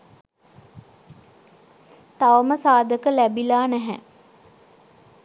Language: Sinhala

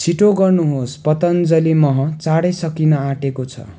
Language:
Nepali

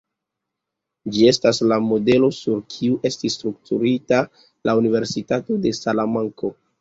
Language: Esperanto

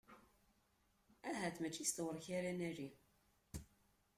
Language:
Kabyle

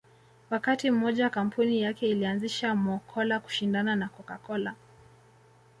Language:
Swahili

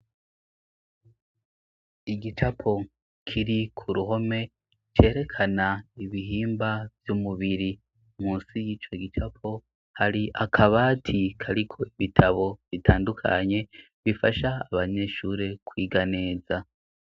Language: Rundi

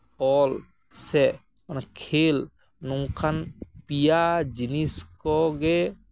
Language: Santali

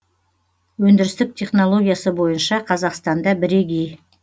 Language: Kazakh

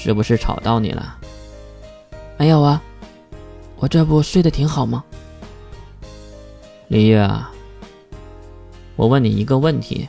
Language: Chinese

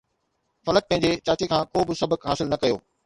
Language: Sindhi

